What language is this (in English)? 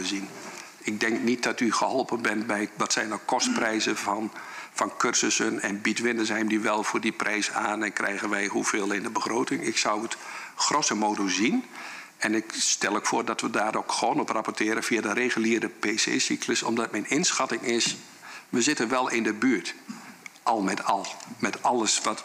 Dutch